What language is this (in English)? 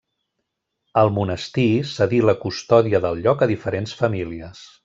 Catalan